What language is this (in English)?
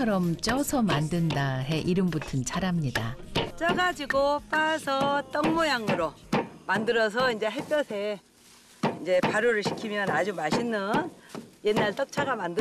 Korean